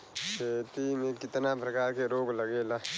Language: Bhojpuri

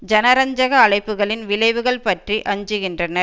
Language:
Tamil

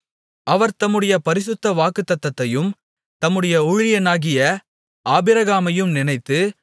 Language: Tamil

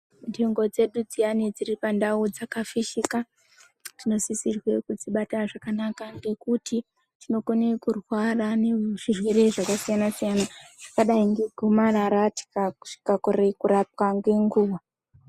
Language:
Ndau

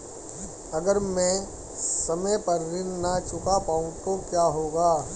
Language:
Hindi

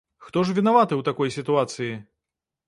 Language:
Belarusian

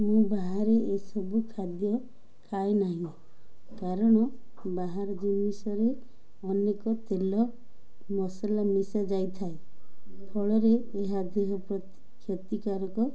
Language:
Odia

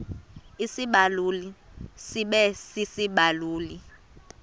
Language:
Xhosa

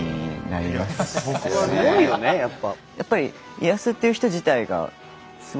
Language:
Japanese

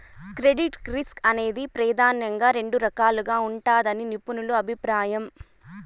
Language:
Telugu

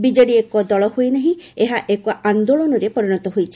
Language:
Odia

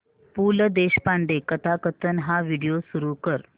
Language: Marathi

